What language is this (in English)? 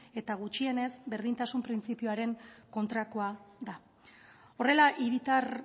Basque